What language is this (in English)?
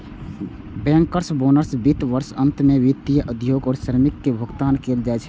Maithili